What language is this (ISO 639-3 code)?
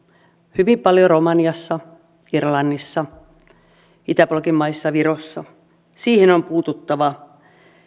fin